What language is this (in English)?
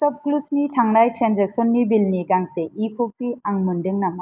Bodo